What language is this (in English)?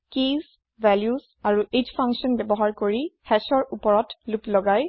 Assamese